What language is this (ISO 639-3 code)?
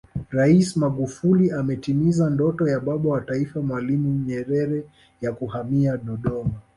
swa